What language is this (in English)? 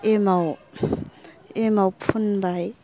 Bodo